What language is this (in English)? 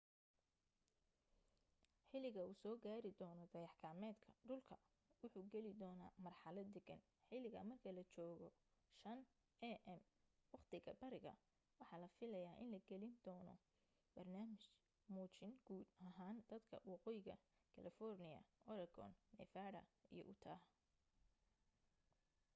Somali